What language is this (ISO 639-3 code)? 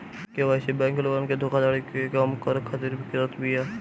bho